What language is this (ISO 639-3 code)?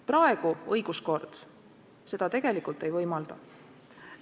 est